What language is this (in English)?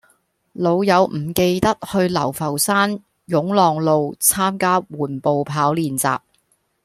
Cantonese